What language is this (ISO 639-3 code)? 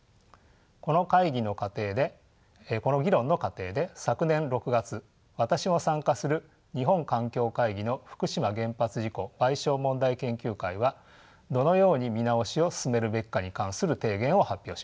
jpn